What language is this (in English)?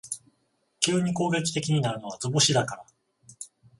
Japanese